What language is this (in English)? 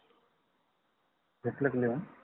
Marathi